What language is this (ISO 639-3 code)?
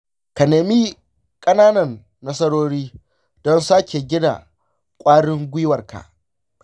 hau